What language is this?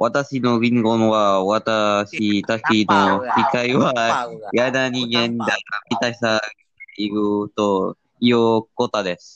Malay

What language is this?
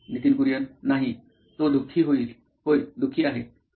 Marathi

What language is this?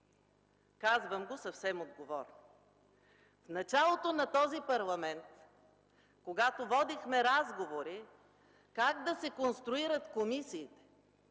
Bulgarian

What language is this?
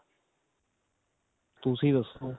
Punjabi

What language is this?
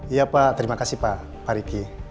Indonesian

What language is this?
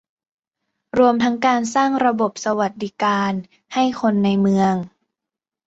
Thai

